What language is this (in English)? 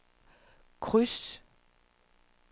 Danish